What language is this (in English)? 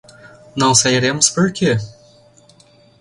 Portuguese